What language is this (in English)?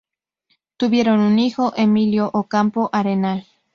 Spanish